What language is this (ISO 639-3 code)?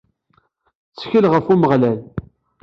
kab